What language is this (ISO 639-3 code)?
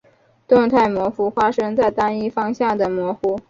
zho